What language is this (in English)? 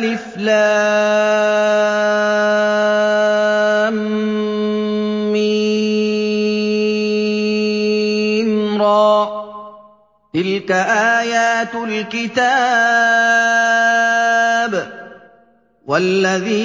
Arabic